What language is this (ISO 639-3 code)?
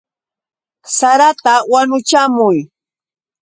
qux